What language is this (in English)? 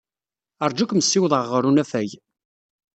Kabyle